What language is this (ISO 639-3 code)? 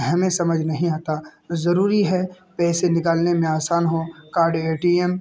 urd